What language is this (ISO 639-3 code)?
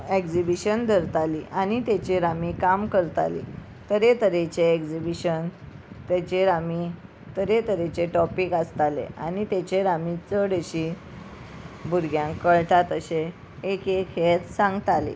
kok